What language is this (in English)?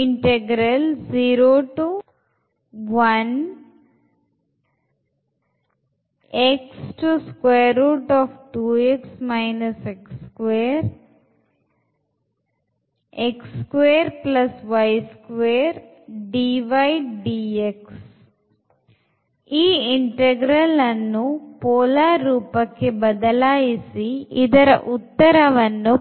Kannada